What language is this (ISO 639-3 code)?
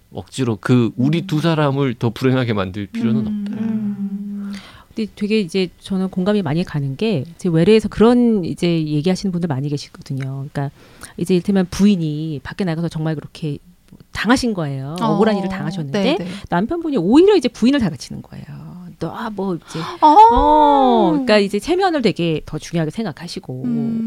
kor